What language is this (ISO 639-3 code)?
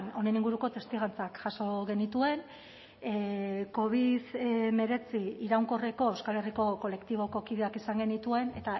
eus